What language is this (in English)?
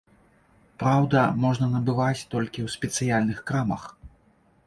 Belarusian